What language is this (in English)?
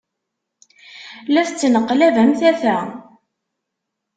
Kabyle